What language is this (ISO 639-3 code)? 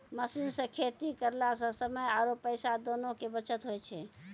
mai